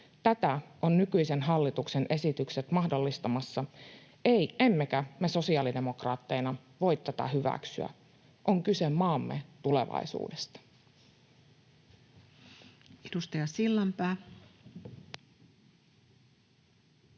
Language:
Finnish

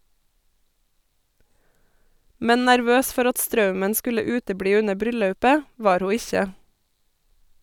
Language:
Norwegian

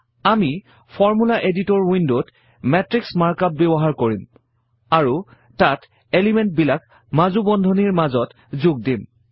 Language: Assamese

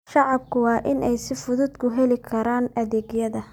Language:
Somali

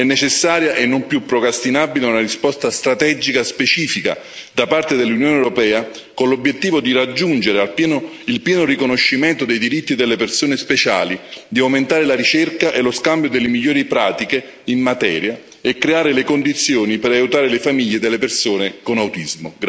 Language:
Italian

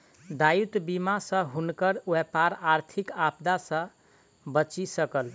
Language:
Maithili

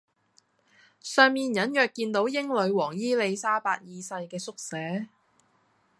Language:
Cantonese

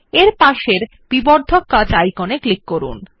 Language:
Bangla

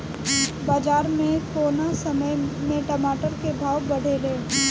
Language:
Bhojpuri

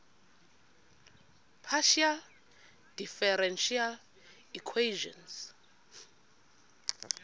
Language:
Xhosa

